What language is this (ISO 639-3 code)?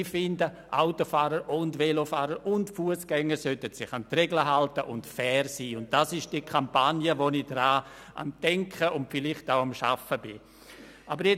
gsw